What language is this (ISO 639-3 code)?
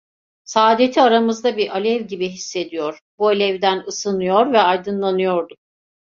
tur